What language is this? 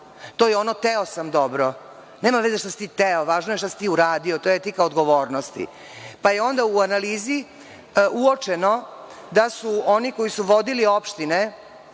Serbian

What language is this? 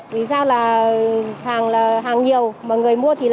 Vietnamese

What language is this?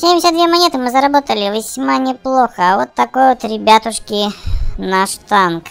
Russian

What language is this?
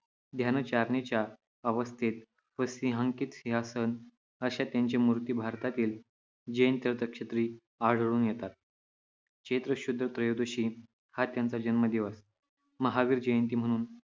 Marathi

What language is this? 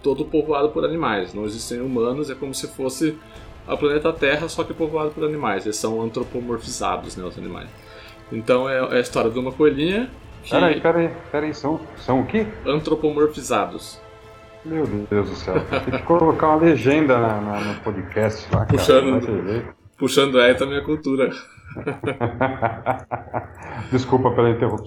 Portuguese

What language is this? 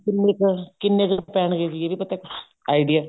Punjabi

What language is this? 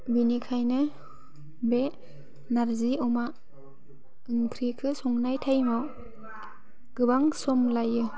Bodo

